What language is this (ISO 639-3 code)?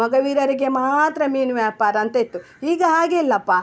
kan